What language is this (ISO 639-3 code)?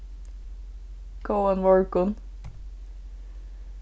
fao